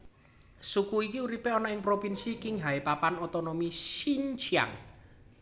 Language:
Javanese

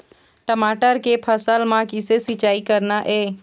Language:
Chhattisgarhi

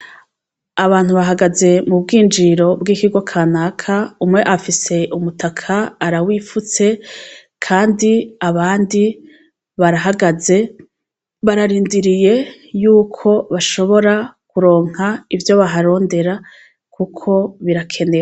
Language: Rundi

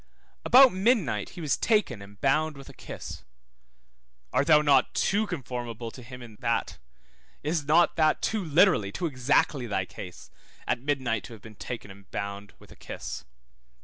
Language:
English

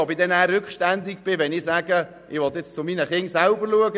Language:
Swiss German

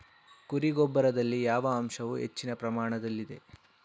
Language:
Kannada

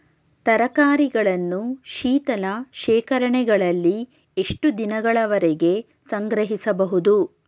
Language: Kannada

